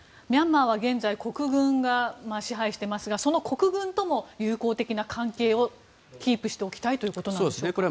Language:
Japanese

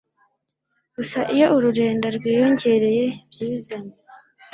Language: Kinyarwanda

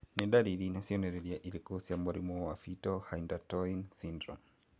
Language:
Kikuyu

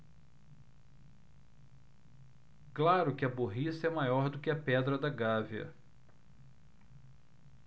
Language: Portuguese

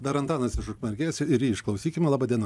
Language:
Lithuanian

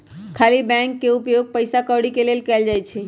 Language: Magahi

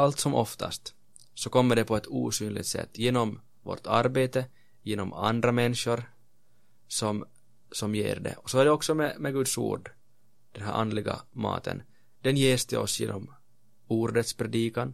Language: Swedish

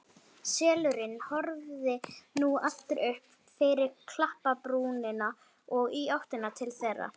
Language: Icelandic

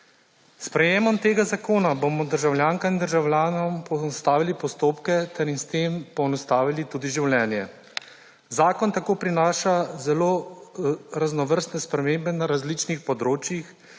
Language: Slovenian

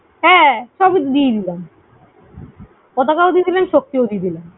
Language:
Bangla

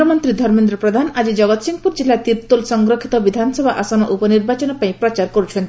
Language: Odia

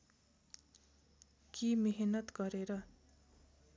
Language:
Nepali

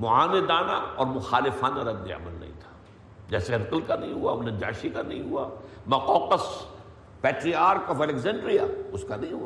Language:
Urdu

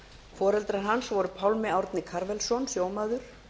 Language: Icelandic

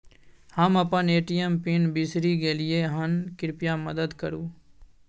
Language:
Maithili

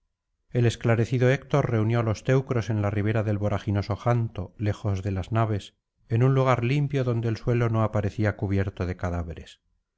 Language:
Spanish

